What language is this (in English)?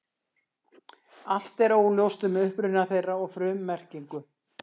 Icelandic